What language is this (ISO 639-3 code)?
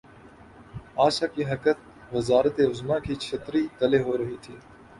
urd